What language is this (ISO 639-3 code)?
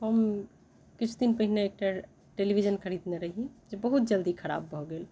mai